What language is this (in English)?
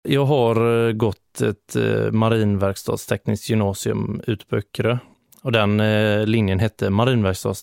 Swedish